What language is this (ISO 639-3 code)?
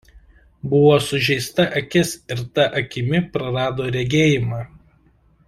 lit